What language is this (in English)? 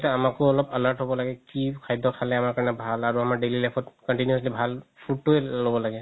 Assamese